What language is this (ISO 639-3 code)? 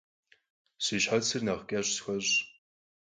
kbd